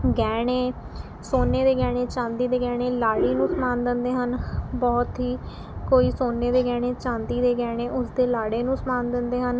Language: Punjabi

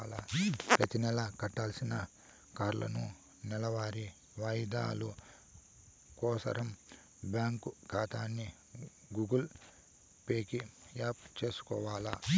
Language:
Telugu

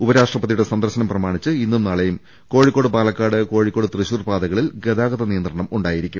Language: Malayalam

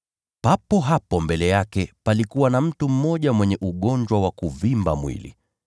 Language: Swahili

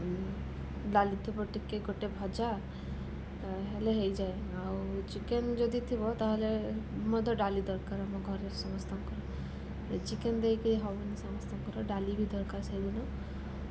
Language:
Odia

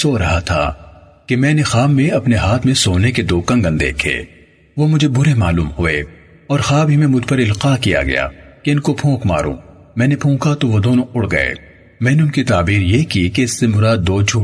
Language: Urdu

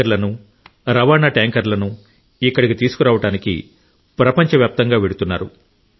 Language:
Telugu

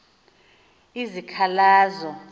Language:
Xhosa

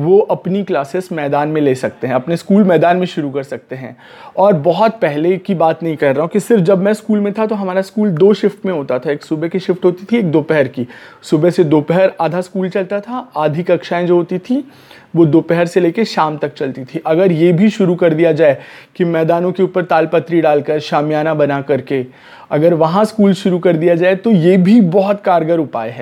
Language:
Hindi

